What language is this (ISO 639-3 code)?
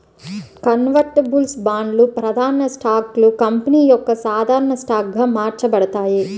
tel